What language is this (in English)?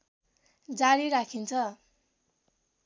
Nepali